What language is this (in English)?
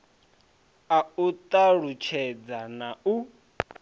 Venda